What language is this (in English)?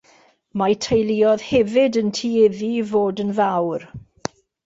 Welsh